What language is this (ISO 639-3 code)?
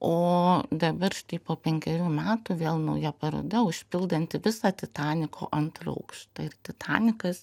lit